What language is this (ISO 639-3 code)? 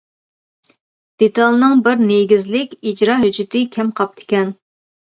uig